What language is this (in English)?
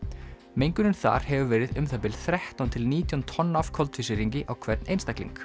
Icelandic